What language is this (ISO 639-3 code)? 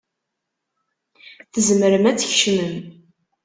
kab